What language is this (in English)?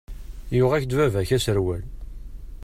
Kabyle